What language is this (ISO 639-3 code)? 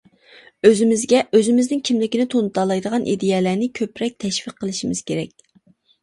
uig